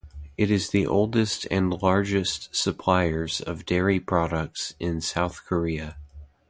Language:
English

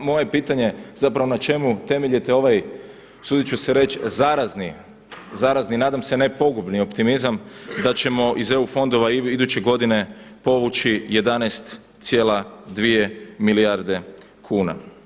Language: Croatian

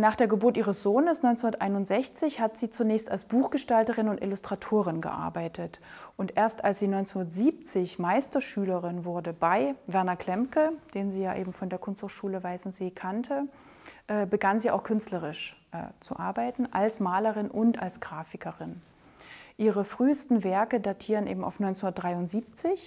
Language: German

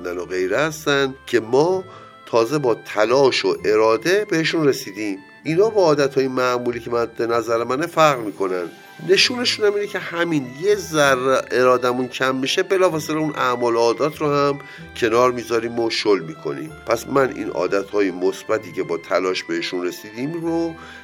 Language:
Persian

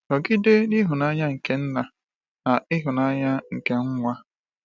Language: Igbo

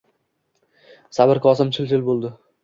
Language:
Uzbek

